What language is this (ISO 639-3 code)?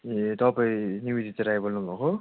nep